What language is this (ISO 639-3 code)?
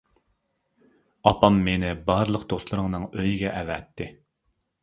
uig